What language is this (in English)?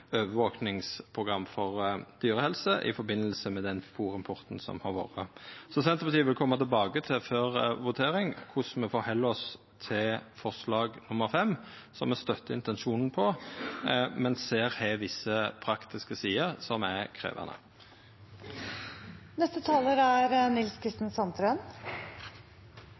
Norwegian